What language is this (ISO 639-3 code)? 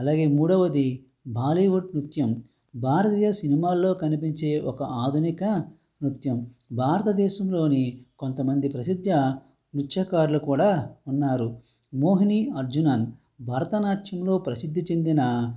tel